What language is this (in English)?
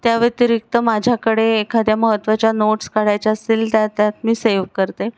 Marathi